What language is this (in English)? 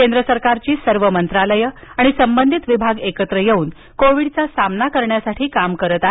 Marathi